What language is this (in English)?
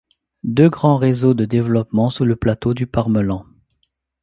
French